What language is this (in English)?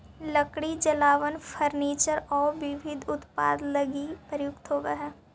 Magahi